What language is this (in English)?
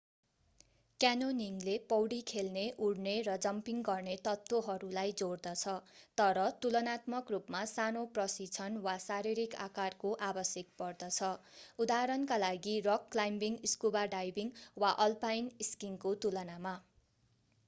Nepali